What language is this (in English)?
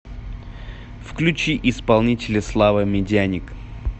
Russian